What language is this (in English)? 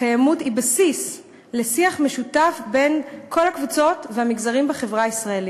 Hebrew